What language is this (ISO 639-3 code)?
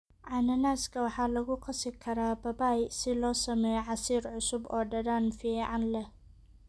som